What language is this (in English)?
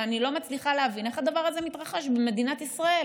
Hebrew